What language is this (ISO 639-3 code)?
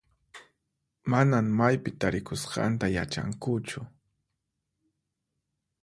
qxp